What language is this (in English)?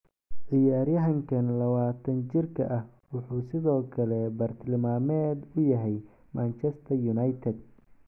Somali